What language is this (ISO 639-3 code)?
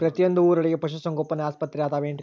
kan